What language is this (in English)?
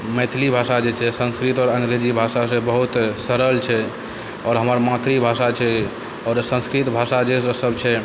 Maithili